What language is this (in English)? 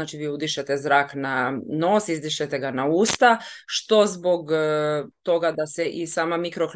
Croatian